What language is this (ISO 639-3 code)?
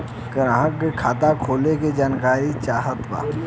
bho